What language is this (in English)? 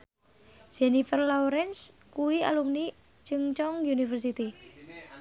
Javanese